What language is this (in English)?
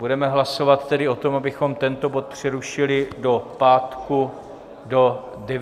Czech